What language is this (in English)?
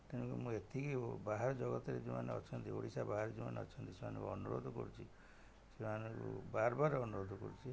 Odia